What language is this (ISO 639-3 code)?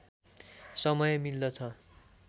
nep